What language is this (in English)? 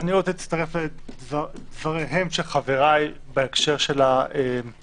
Hebrew